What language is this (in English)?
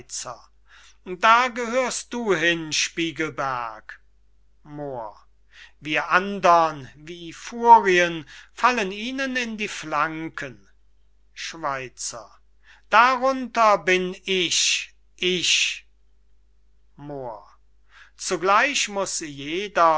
German